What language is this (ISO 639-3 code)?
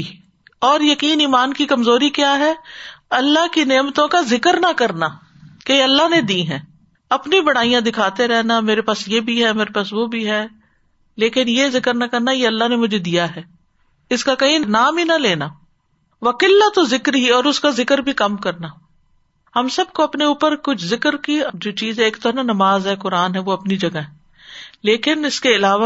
urd